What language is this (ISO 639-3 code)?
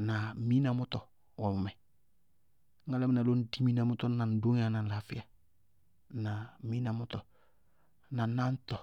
bqg